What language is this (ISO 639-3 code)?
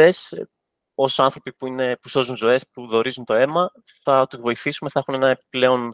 ell